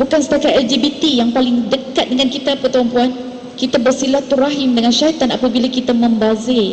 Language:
Malay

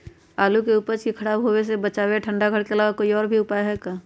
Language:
Magahi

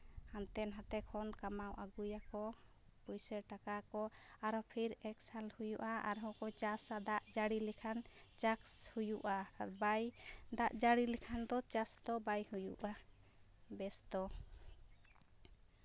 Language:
Santali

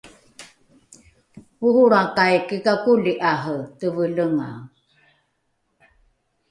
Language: Rukai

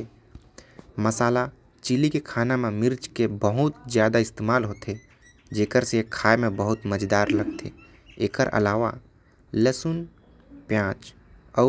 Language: Korwa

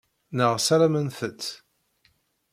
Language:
Kabyle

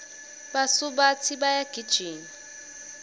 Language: Swati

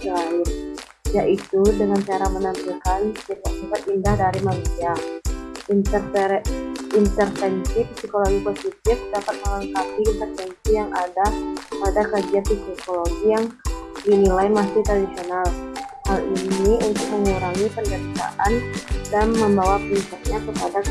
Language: Indonesian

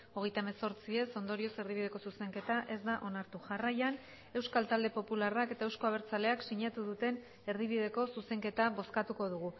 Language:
Basque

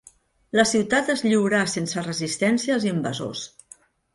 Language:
Catalan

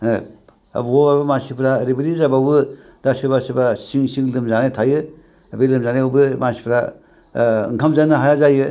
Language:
Bodo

